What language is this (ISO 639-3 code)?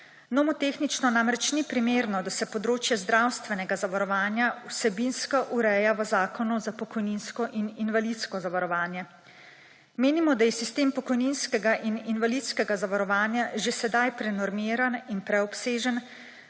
slv